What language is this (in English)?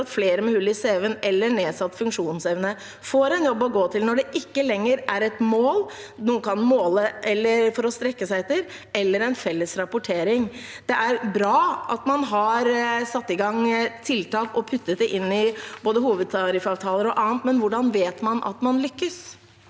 Norwegian